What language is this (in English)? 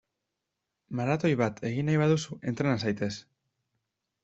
Basque